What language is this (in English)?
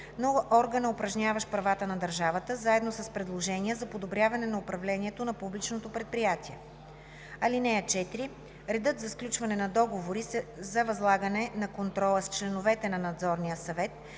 Bulgarian